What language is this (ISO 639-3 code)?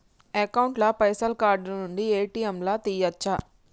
tel